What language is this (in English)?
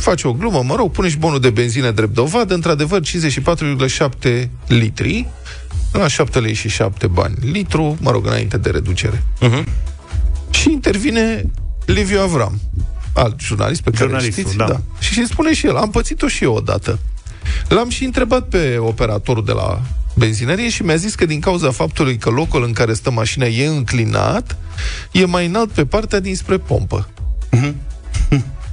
Romanian